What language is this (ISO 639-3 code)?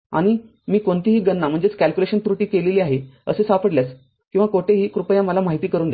mar